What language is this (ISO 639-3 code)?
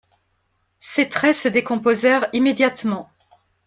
fra